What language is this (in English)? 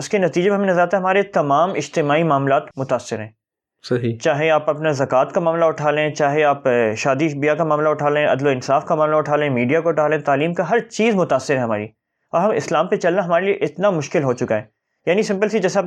Urdu